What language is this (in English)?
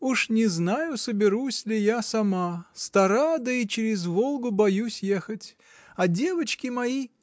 Russian